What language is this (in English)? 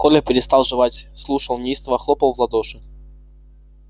Russian